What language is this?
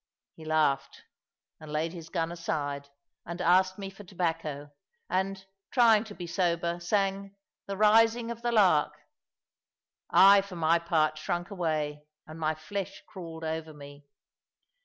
English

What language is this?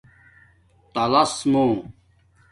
Domaaki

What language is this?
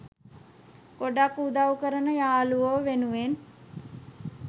Sinhala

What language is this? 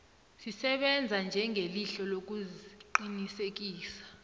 South Ndebele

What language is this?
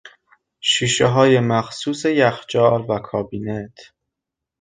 Persian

